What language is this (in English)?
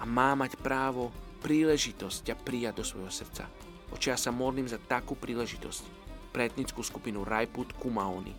Slovak